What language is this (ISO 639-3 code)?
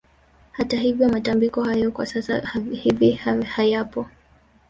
swa